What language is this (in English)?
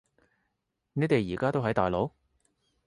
Cantonese